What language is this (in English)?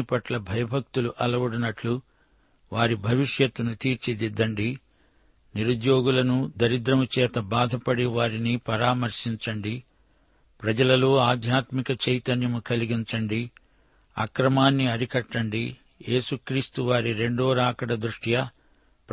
Telugu